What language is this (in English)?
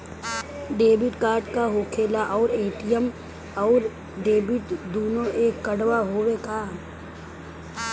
Bhojpuri